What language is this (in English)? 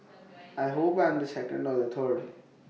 English